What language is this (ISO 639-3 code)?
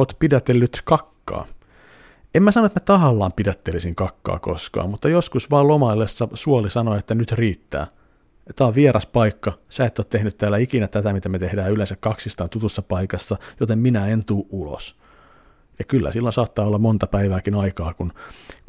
fin